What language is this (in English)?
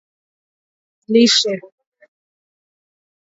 Swahili